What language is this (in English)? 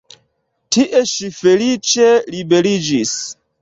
Esperanto